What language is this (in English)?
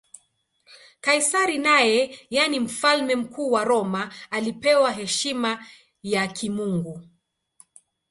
Swahili